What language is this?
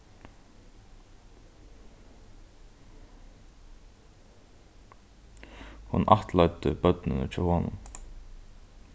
Faroese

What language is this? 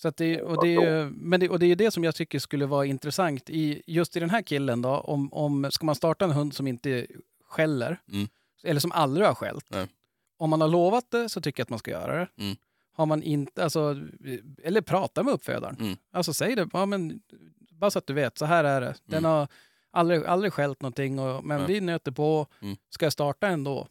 Swedish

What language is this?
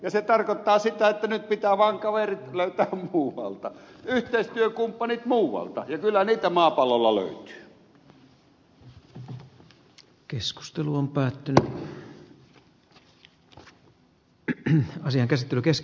Finnish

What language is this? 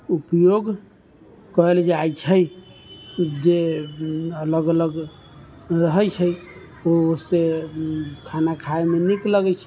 Maithili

